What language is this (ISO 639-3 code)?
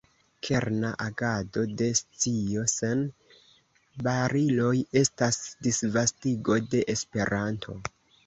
epo